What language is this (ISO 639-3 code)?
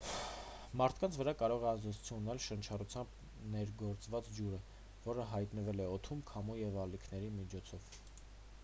hye